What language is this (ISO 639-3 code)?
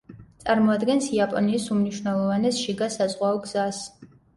kat